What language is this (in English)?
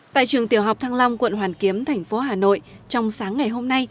Vietnamese